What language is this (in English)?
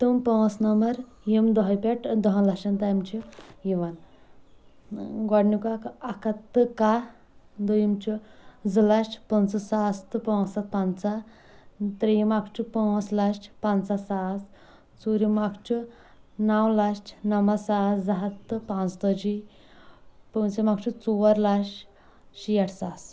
Kashmiri